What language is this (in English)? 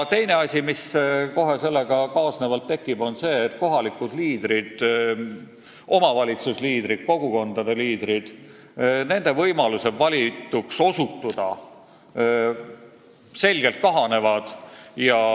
Estonian